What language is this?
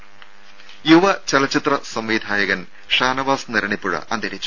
Malayalam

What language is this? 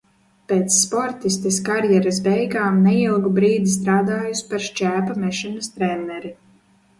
Latvian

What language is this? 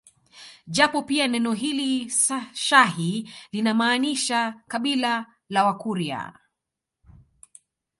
Swahili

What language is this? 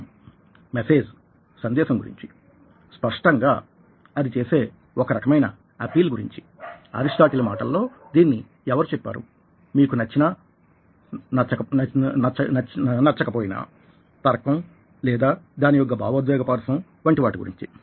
Telugu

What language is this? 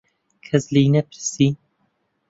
Central Kurdish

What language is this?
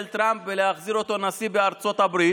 Hebrew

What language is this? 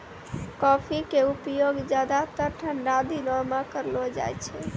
Maithili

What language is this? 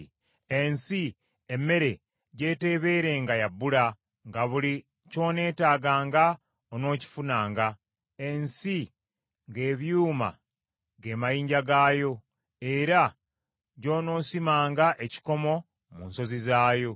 Ganda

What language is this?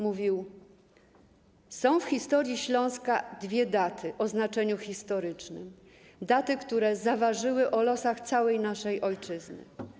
Polish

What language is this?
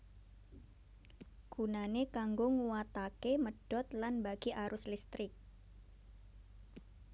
Javanese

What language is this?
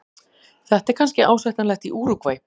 Icelandic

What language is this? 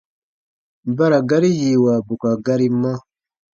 Baatonum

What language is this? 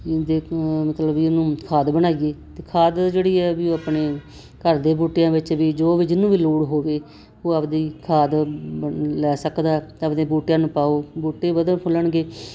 Punjabi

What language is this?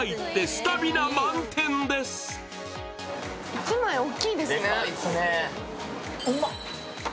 Japanese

